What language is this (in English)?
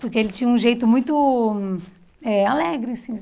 Portuguese